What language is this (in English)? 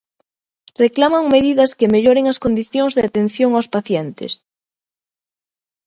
Galician